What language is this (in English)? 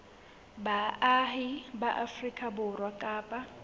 Southern Sotho